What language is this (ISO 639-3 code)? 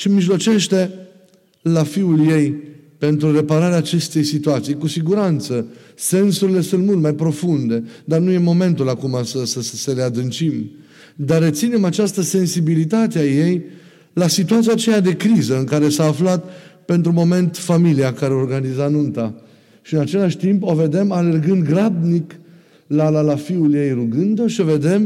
ron